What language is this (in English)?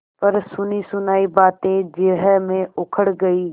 Hindi